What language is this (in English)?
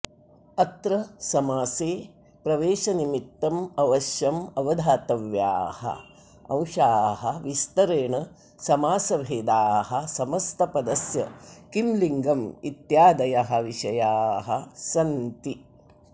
Sanskrit